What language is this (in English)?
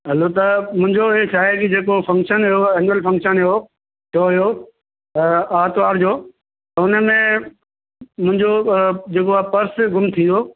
Sindhi